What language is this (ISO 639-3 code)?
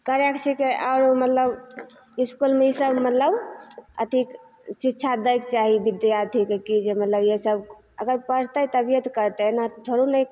mai